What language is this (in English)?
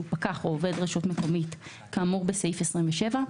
Hebrew